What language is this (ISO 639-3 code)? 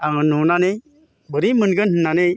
brx